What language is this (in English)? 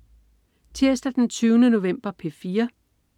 Danish